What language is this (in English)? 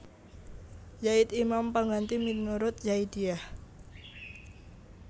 Javanese